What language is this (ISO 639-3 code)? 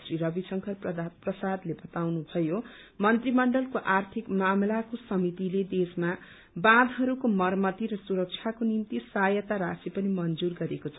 nep